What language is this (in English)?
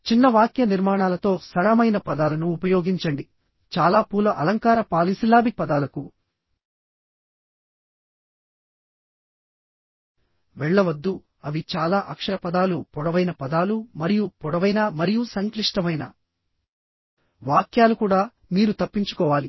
Telugu